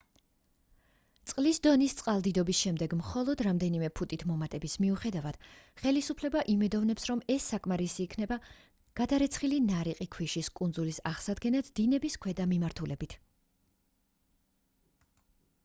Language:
Georgian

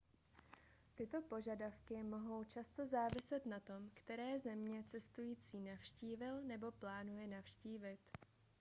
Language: Czech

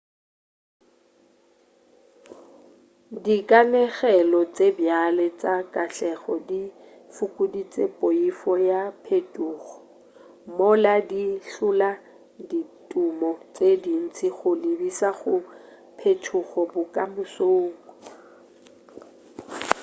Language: Northern Sotho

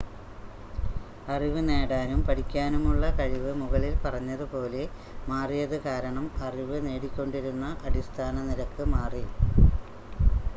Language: Malayalam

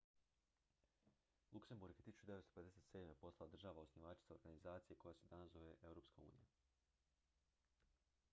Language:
Croatian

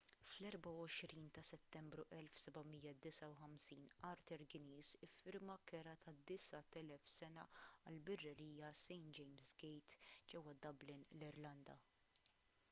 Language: Maltese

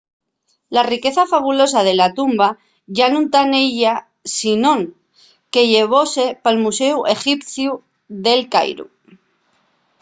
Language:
Asturian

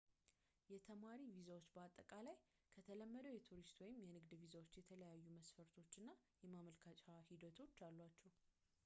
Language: Amharic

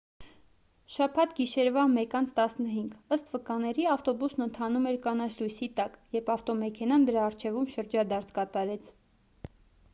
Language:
Armenian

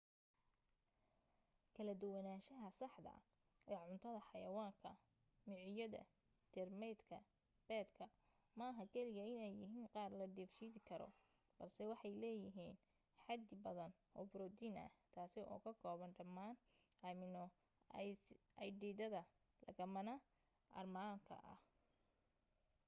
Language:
Somali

